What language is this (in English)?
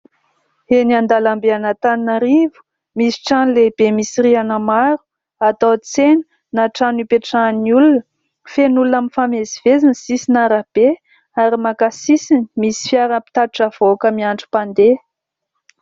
Malagasy